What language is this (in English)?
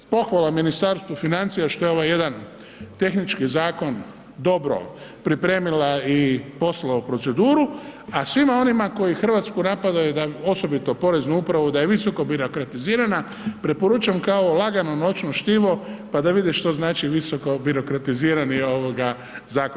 Croatian